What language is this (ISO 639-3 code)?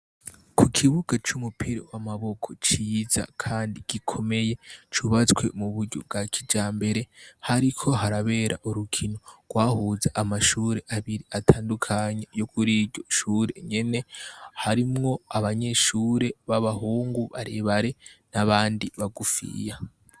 run